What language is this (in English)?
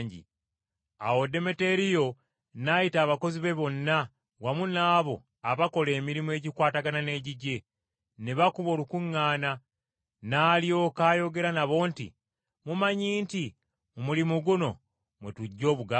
Ganda